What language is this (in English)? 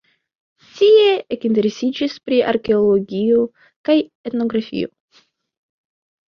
Esperanto